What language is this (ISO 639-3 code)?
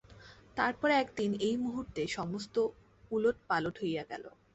ben